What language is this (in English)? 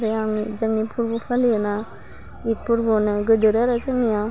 Bodo